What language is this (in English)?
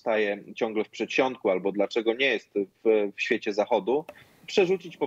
Polish